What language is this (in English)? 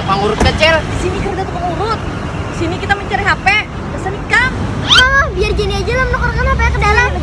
Indonesian